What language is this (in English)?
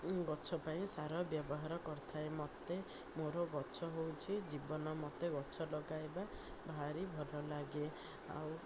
Odia